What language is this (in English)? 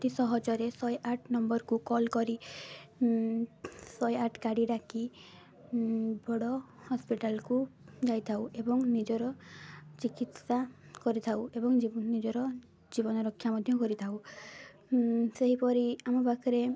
Odia